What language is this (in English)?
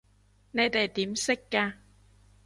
Cantonese